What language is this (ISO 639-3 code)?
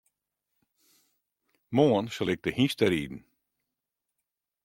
fry